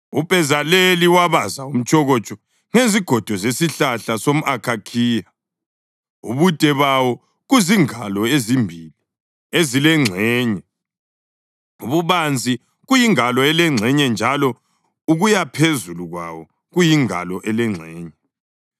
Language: North Ndebele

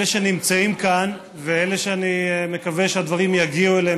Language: Hebrew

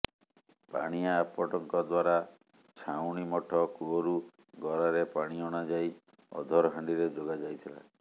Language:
Odia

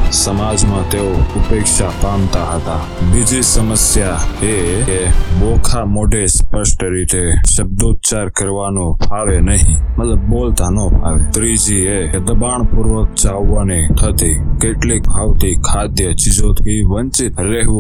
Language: Hindi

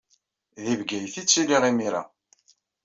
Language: Kabyle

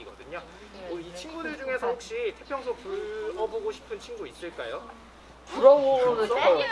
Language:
Korean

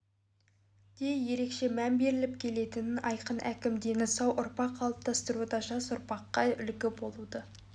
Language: Kazakh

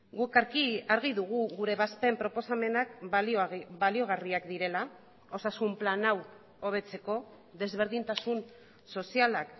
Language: Basque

